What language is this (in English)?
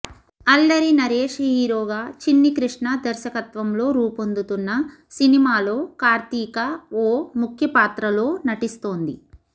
Telugu